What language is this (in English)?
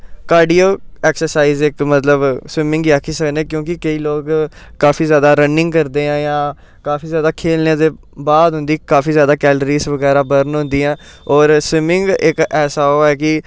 Dogri